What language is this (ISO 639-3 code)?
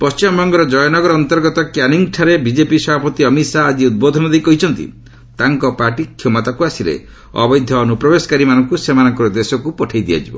ori